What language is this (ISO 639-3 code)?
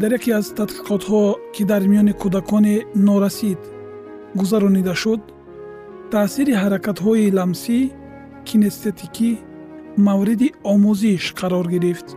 fas